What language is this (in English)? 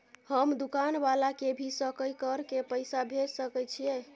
Maithili